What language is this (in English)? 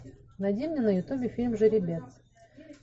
Russian